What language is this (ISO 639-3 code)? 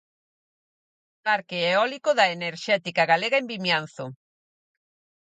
glg